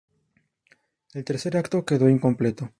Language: Spanish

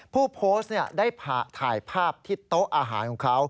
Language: Thai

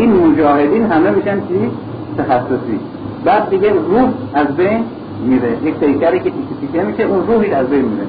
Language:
Persian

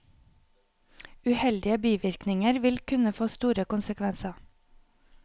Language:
Norwegian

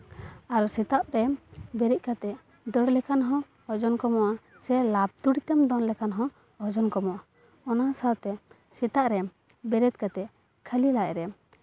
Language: Santali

